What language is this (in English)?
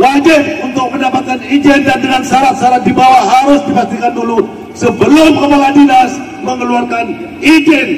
Indonesian